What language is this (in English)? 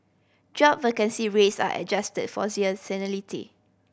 English